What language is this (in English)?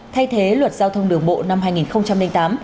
Vietnamese